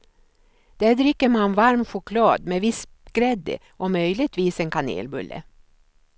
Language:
Swedish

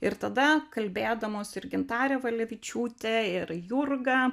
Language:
Lithuanian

